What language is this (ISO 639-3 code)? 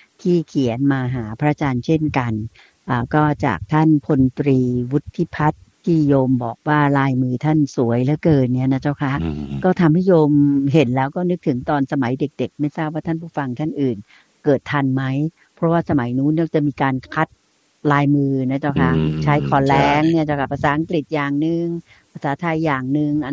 tha